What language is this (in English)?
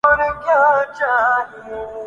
Urdu